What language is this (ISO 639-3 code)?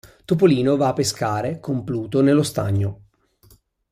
ita